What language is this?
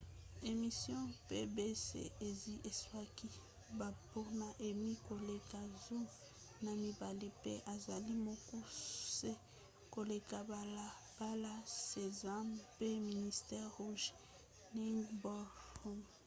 Lingala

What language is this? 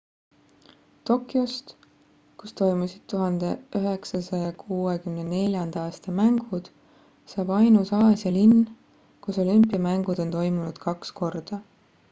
Estonian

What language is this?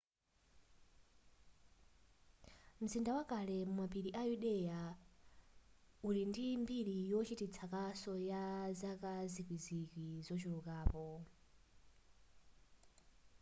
Nyanja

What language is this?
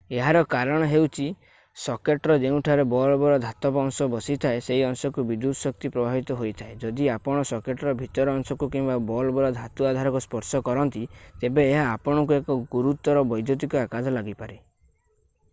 Odia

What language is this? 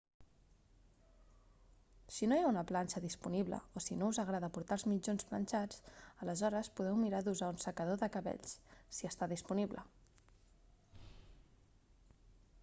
Catalan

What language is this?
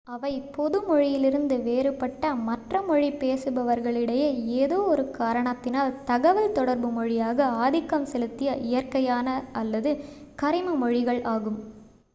Tamil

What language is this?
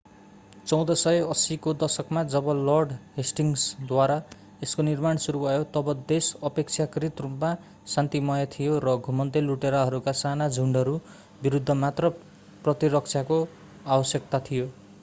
Nepali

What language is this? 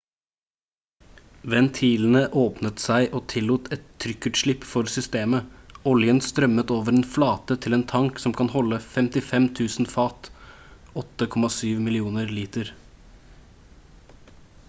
Norwegian Bokmål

